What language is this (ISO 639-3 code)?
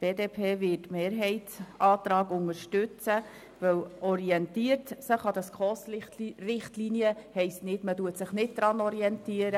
gsw